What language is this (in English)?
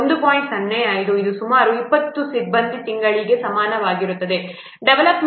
Kannada